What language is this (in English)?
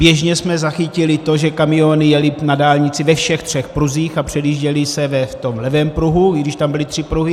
Czech